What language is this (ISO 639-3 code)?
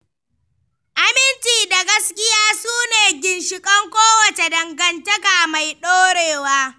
hau